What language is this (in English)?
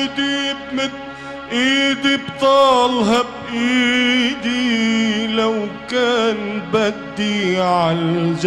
Arabic